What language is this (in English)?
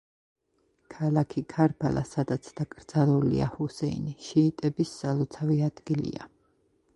Georgian